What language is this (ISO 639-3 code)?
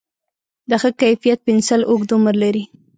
pus